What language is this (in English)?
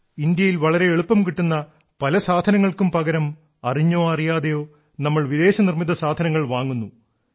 Malayalam